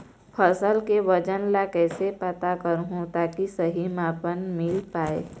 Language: Chhattisgarhi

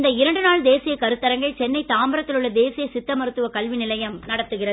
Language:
Tamil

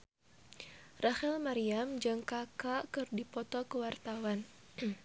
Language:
Sundanese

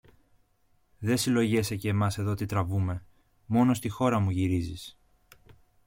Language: Greek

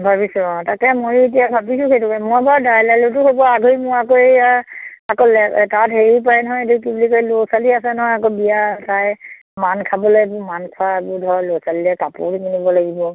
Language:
Assamese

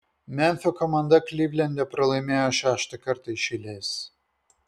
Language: Lithuanian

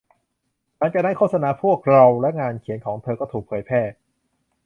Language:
Thai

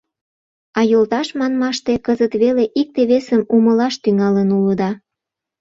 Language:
Mari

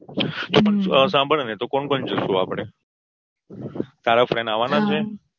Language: Gujarati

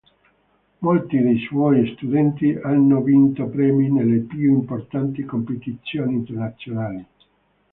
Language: Italian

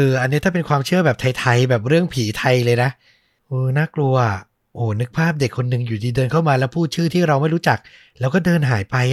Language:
Thai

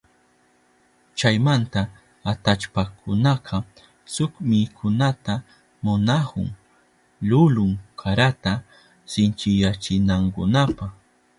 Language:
Southern Pastaza Quechua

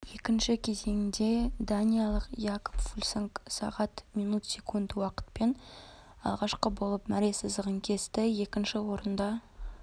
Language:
Kazakh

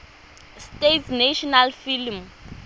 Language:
Tswana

